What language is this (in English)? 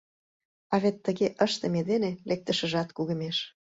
Mari